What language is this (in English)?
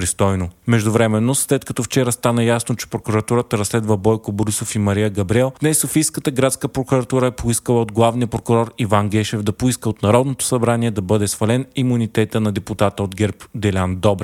Bulgarian